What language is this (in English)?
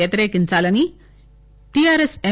Telugu